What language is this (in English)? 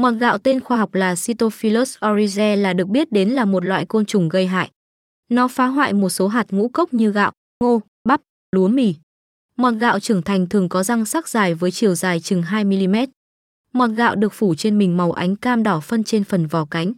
Vietnamese